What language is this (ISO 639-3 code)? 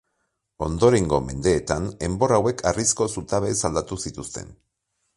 eus